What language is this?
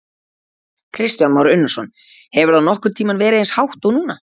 Icelandic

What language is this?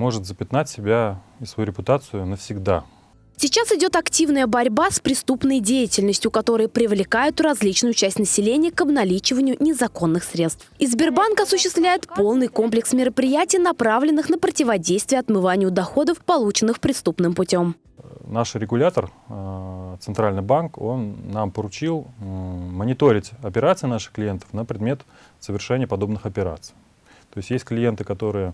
Russian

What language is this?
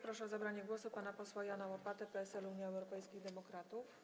Polish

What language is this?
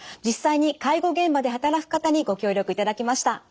Japanese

